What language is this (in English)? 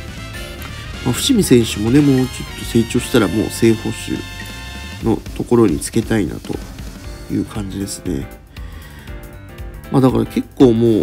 Japanese